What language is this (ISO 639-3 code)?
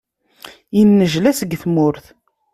kab